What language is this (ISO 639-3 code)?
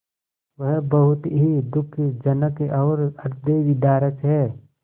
hin